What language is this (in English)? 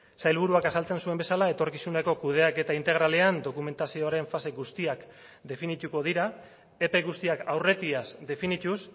Basque